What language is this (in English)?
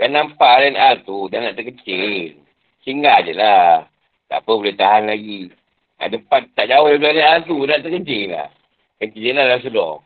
Malay